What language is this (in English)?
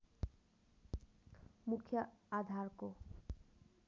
Nepali